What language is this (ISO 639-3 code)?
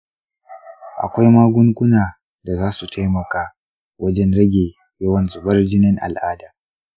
hau